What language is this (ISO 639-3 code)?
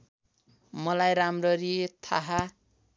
nep